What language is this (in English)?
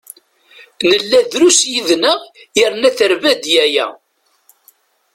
Kabyle